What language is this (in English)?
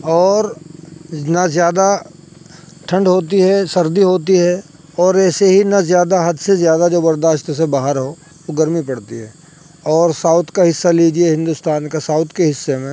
Urdu